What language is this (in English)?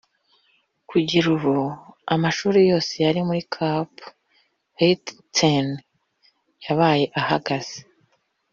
Kinyarwanda